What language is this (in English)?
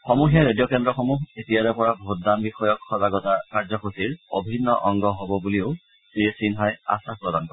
Assamese